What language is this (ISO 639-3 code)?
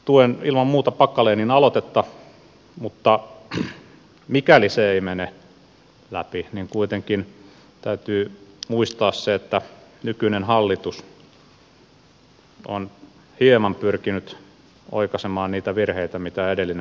fin